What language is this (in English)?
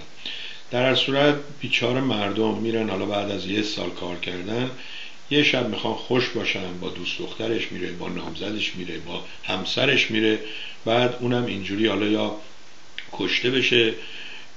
Persian